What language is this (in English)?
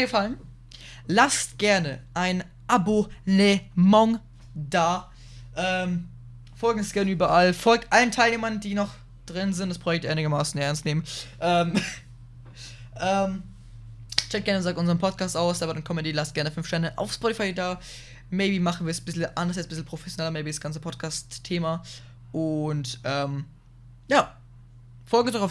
German